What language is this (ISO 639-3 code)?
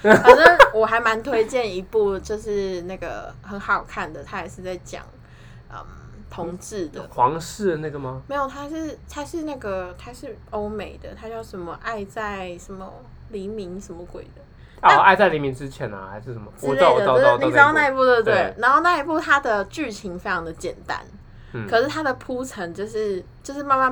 zho